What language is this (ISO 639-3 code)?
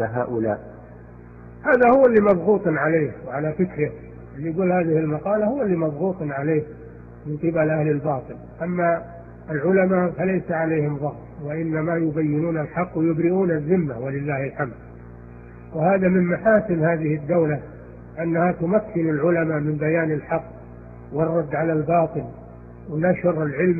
ara